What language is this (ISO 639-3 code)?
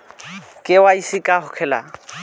bho